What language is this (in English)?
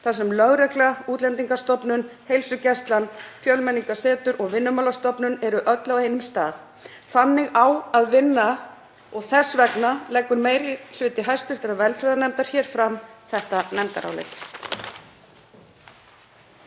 Icelandic